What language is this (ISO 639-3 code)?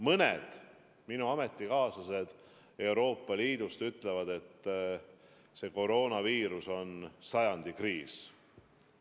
est